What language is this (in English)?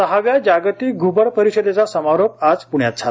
Marathi